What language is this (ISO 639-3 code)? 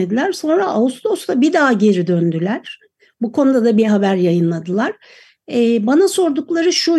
tur